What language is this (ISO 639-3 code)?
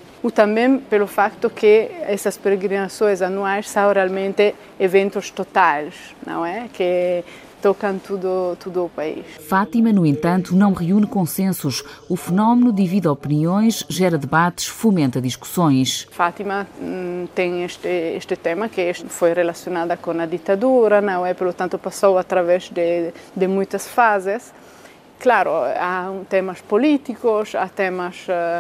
por